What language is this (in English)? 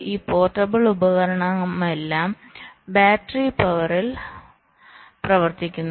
Malayalam